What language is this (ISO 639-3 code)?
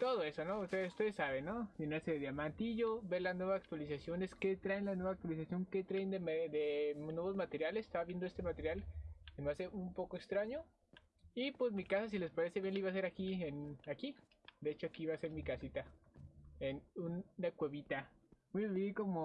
spa